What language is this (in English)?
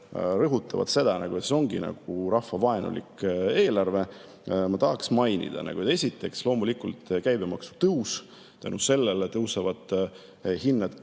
Estonian